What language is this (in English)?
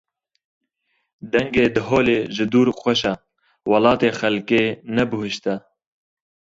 Kurdish